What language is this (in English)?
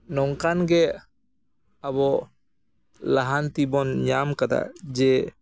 Santali